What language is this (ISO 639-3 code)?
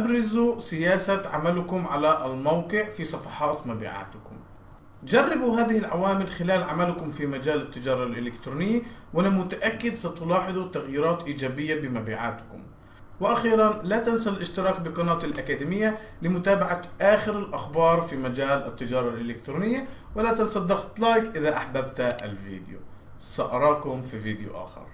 ara